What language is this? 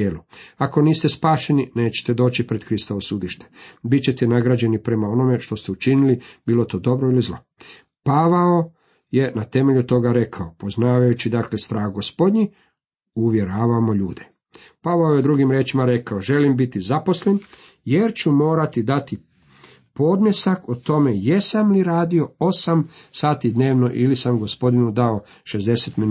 Croatian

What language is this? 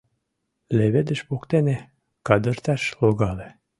Mari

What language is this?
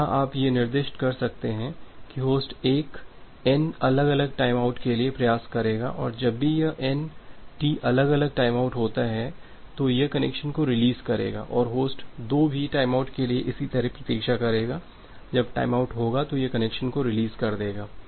Hindi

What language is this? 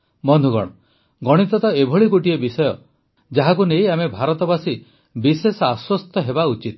Odia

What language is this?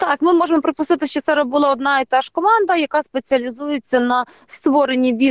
Ukrainian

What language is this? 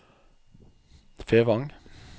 Norwegian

